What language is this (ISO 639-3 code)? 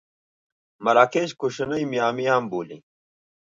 pus